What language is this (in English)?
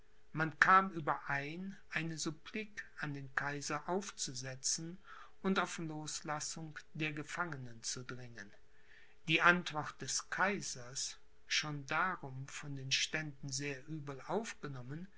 German